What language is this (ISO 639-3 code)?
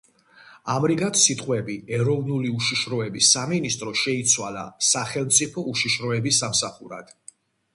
kat